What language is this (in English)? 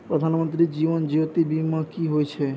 Maithili